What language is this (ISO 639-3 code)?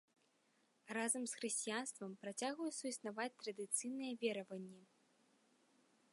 bel